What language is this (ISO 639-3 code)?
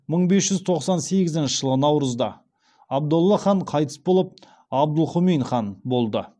kaz